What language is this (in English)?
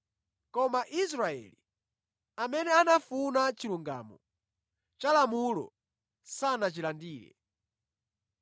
Nyanja